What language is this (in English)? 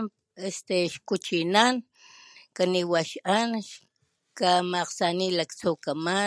Papantla Totonac